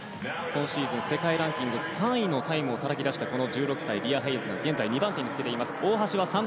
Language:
Japanese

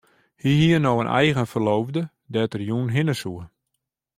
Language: Western Frisian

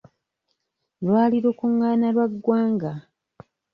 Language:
Ganda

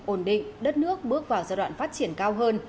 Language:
Vietnamese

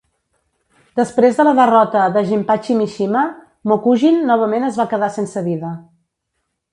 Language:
Catalan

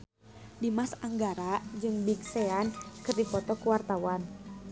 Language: Sundanese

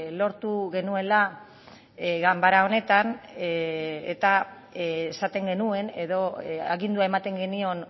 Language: Basque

